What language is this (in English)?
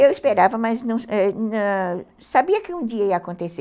Portuguese